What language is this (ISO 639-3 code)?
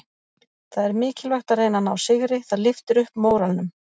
isl